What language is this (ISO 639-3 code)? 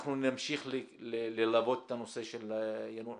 heb